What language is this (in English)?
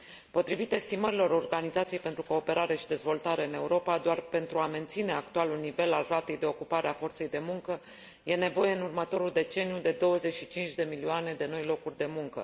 Romanian